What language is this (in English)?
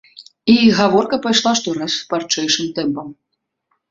Belarusian